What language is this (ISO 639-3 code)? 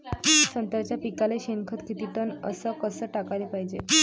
mar